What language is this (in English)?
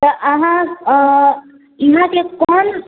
Maithili